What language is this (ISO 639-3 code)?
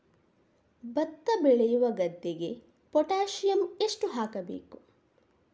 kan